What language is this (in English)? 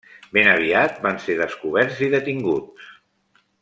Catalan